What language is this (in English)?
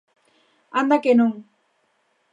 Galician